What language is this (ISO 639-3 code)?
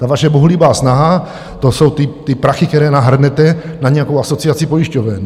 ces